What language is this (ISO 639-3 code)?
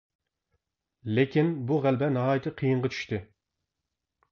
uig